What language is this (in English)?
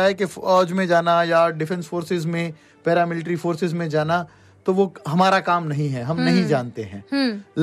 Hindi